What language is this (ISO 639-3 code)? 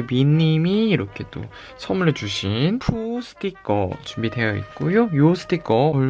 kor